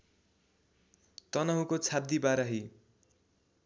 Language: Nepali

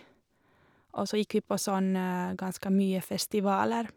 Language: Norwegian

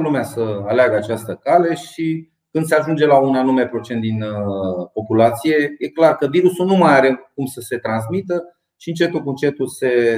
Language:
Romanian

